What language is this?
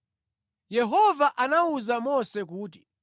Nyanja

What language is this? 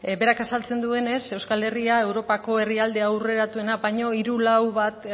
Basque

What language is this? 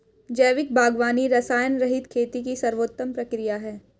Hindi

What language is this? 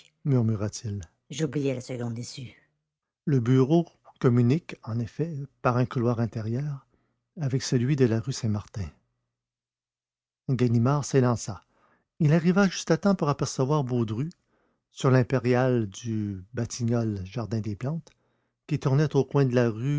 French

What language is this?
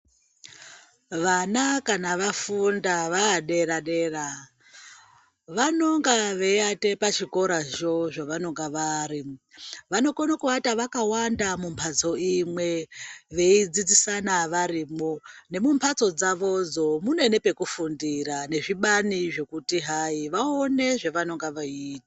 Ndau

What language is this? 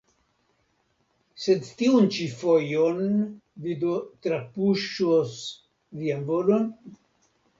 Esperanto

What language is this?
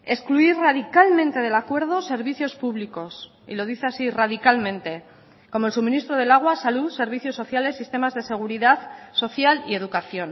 Spanish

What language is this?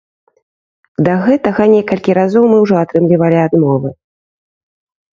Belarusian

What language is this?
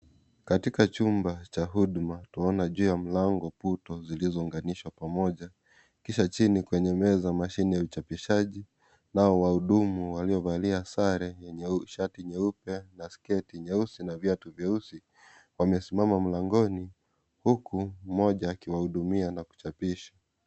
Swahili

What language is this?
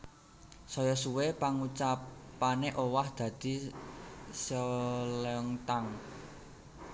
Javanese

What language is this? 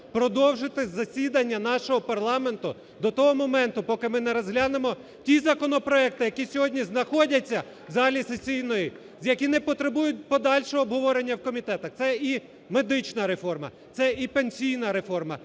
Ukrainian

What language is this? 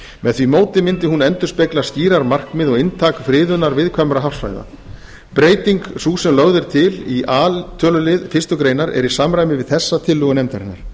Icelandic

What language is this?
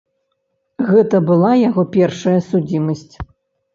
Belarusian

